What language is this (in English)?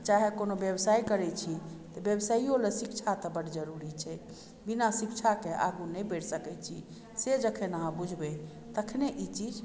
Maithili